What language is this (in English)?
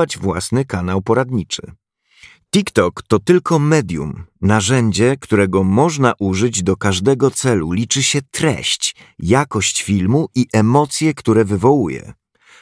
Polish